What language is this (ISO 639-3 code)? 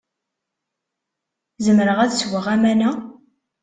kab